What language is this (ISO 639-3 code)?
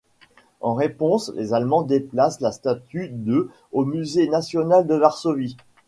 fra